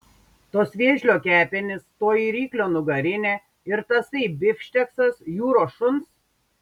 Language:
Lithuanian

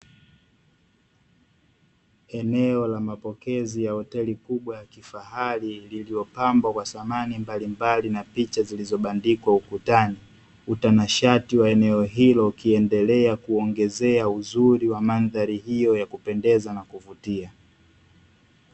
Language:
Swahili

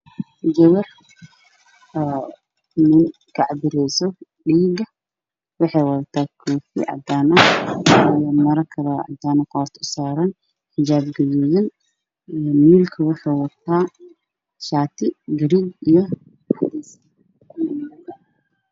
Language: Somali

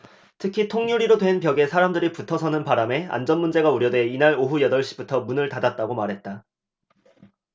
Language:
Korean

